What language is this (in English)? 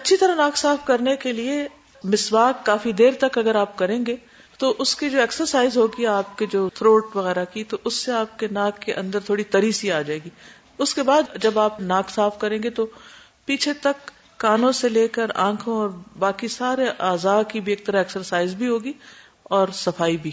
Urdu